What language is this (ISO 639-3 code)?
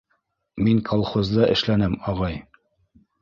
bak